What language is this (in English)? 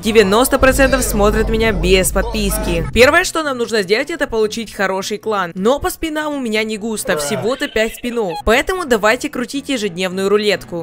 Russian